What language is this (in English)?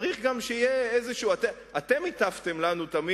Hebrew